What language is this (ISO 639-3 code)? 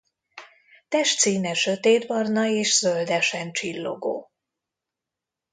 hun